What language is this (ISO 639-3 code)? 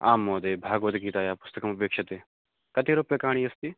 san